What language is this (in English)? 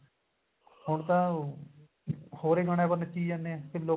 Punjabi